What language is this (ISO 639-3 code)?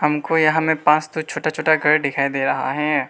hin